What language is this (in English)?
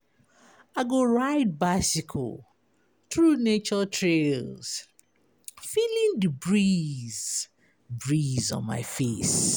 Nigerian Pidgin